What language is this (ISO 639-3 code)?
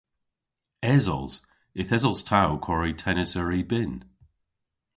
cor